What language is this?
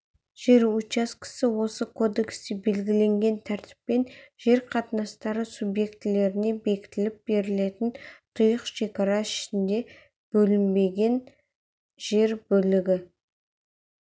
Kazakh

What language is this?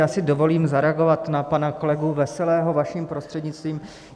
Czech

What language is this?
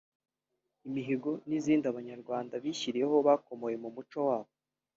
Kinyarwanda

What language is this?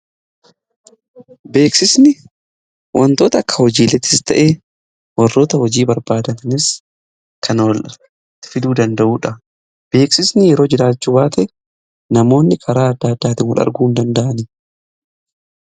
Oromo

